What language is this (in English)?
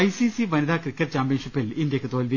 Malayalam